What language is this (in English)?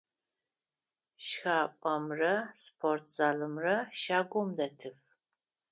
Adyghe